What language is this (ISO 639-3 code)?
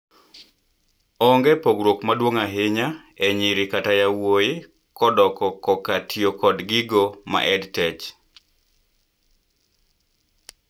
luo